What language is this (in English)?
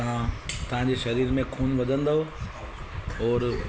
Sindhi